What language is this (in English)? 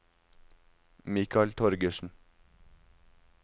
Norwegian